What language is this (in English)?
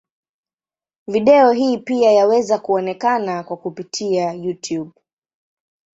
Swahili